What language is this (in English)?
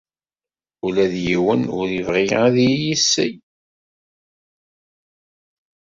Kabyle